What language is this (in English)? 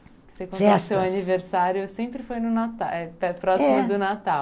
Portuguese